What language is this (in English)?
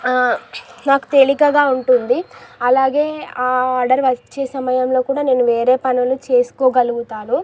Telugu